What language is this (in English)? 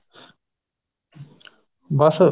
Punjabi